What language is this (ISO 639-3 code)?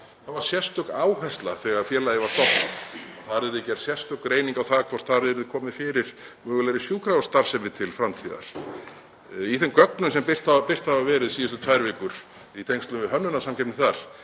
isl